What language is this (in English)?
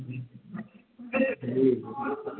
Maithili